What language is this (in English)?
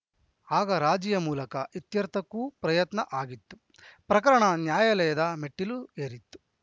Kannada